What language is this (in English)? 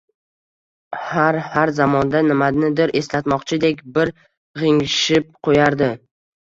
Uzbek